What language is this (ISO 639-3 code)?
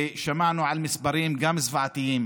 heb